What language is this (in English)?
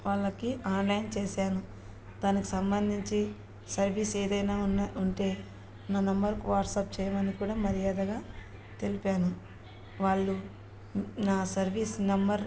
Telugu